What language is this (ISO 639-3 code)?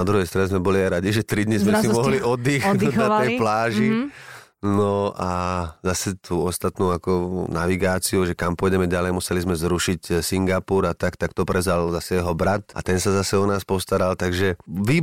slk